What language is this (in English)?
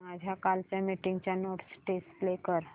Marathi